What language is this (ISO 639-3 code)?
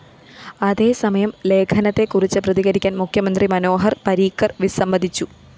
mal